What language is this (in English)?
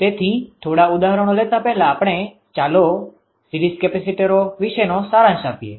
Gujarati